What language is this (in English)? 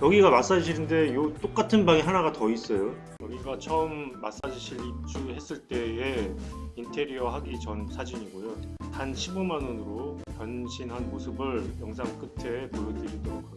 Korean